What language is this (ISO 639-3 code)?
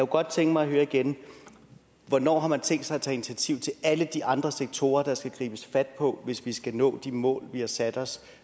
dan